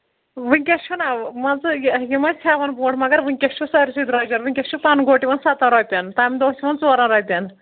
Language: Kashmiri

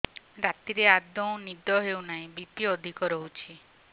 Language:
Odia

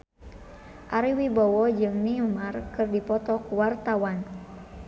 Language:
Sundanese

